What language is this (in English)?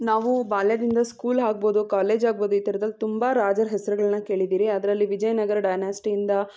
Kannada